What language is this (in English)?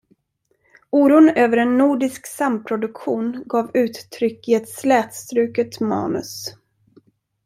Swedish